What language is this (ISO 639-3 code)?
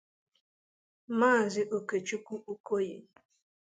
ibo